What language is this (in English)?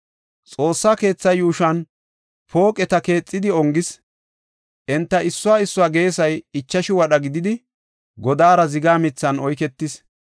Gofa